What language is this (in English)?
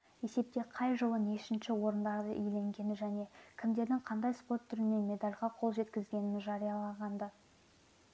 Kazakh